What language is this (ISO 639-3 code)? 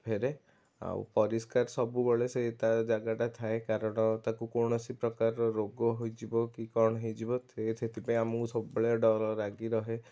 ori